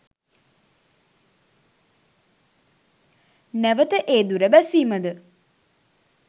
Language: Sinhala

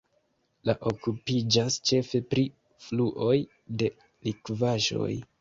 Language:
Esperanto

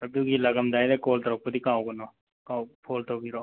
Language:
Manipuri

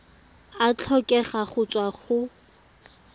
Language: Tswana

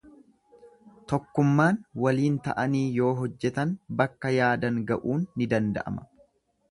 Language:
Oromo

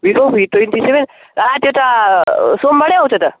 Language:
Nepali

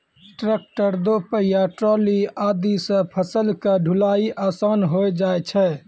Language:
Maithili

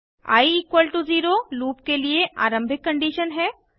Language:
Hindi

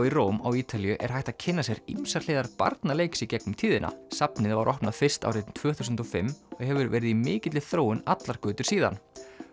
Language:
Icelandic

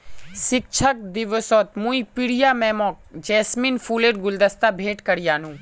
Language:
Magahi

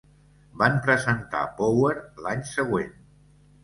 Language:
Catalan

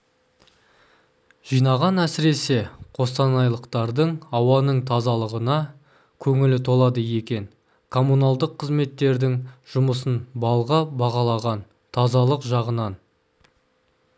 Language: Kazakh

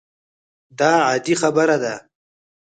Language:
Pashto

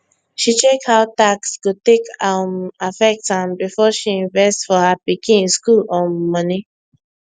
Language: Nigerian Pidgin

